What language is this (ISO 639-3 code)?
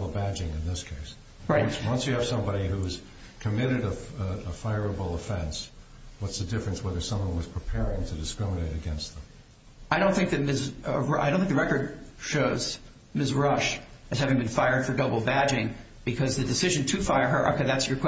eng